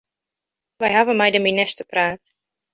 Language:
Western Frisian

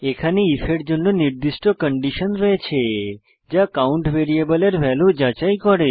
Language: Bangla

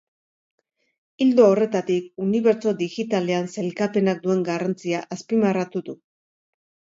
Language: Basque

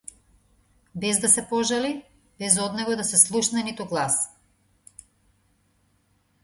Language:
Macedonian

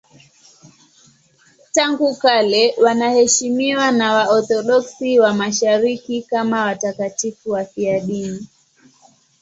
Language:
Swahili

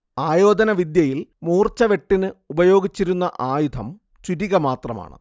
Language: Malayalam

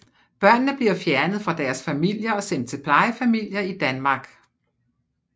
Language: Danish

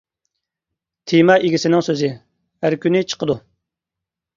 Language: Uyghur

